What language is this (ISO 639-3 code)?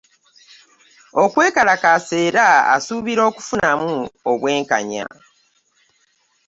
lug